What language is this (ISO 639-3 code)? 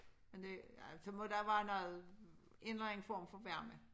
dan